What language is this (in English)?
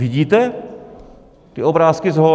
Czech